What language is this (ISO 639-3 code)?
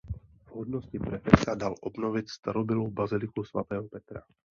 ces